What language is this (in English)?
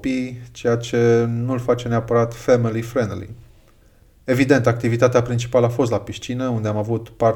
Romanian